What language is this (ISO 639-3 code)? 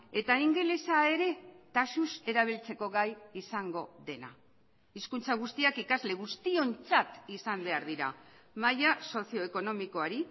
eus